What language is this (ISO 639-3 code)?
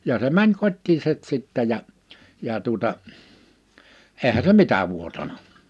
fin